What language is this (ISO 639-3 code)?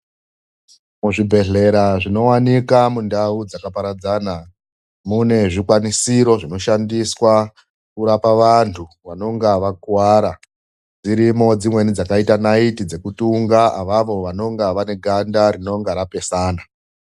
ndc